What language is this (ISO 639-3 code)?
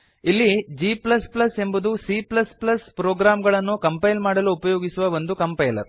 kan